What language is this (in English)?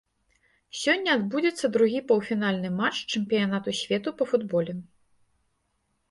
Belarusian